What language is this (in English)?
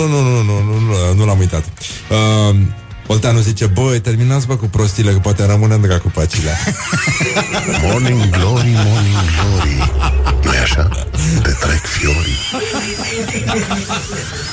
Romanian